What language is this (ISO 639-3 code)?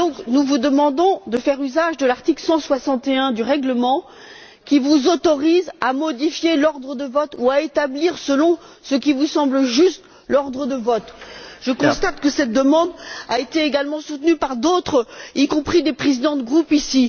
fra